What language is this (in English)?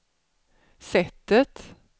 Swedish